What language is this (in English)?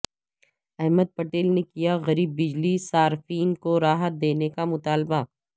Urdu